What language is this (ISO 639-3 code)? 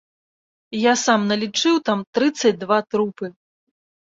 bel